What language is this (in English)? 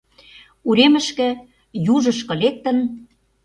Mari